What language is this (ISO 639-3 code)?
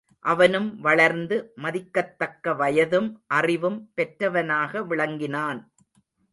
tam